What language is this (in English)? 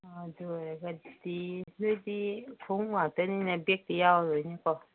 Manipuri